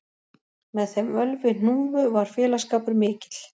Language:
Icelandic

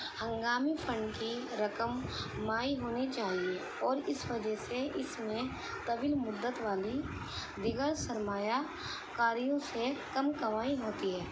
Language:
Urdu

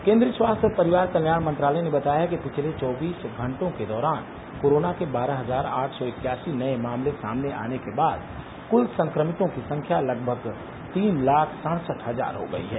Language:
Hindi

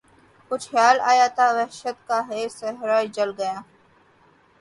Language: Urdu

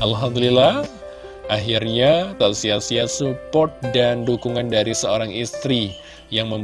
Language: Indonesian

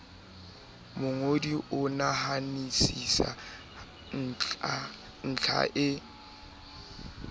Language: Southern Sotho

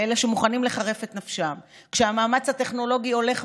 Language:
Hebrew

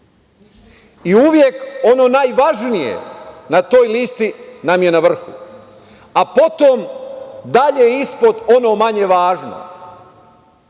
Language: Serbian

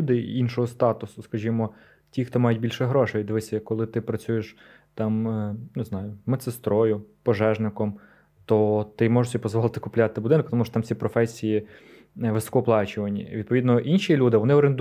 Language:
Ukrainian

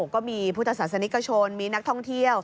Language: Thai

